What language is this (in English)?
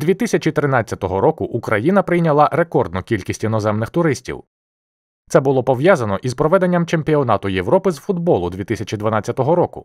Ukrainian